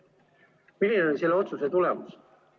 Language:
Estonian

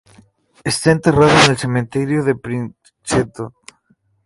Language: Spanish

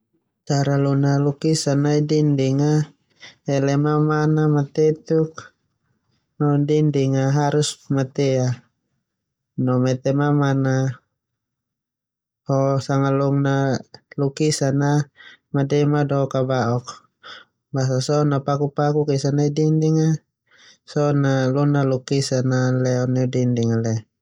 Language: Termanu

